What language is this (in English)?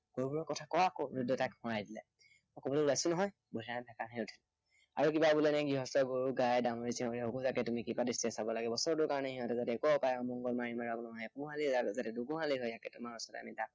Assamese